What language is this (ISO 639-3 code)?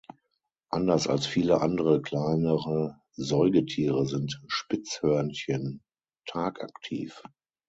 deu